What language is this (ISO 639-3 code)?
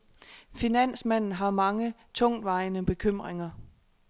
dan